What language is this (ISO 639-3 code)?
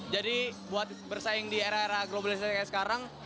ind